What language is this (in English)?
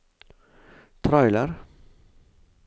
Norwegian